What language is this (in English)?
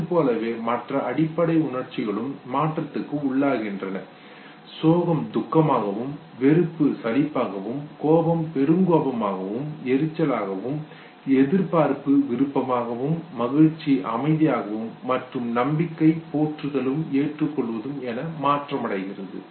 Tamil